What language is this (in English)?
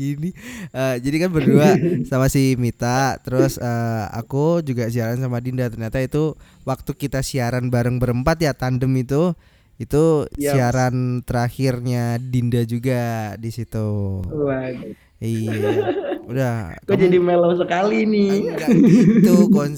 Indonesian